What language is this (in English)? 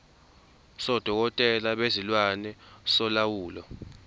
Zulu